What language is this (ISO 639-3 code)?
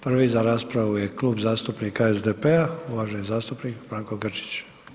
hrv